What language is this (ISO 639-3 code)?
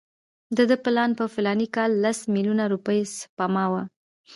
pus